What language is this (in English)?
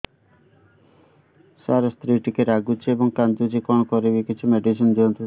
Odia